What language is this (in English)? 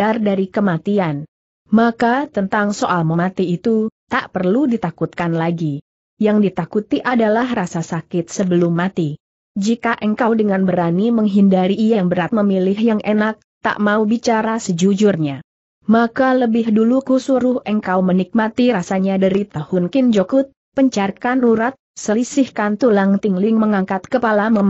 Indonesian